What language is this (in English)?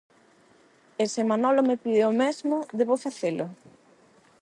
Galician